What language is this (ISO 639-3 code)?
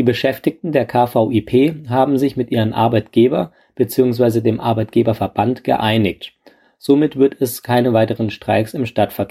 deu